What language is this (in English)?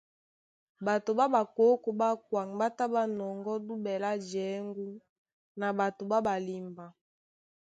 Duala